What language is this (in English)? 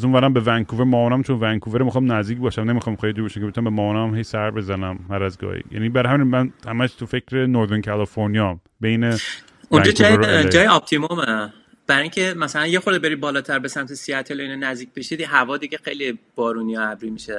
Persian